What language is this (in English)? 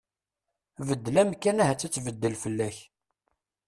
Kabyle